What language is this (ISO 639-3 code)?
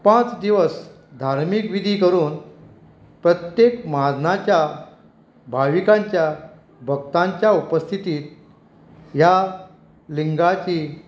kok